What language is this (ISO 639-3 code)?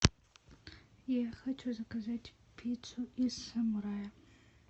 rus